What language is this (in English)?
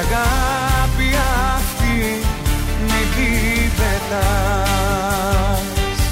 Greek